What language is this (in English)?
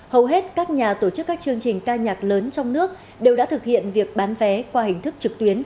Vietnamese